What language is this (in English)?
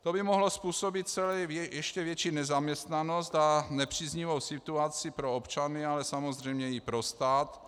Czech